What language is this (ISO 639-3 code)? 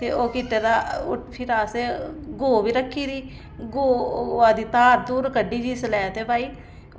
doi